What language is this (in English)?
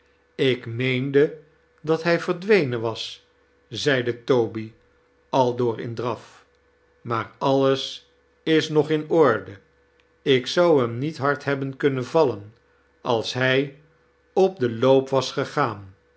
Dutch